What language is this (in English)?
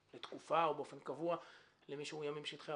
Hebrew